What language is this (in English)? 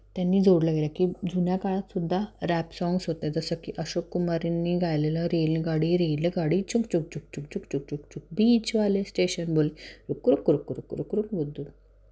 Marathi